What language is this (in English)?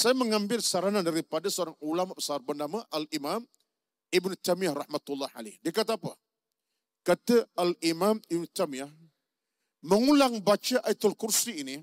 Malay